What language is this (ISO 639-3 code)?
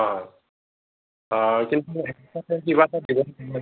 asm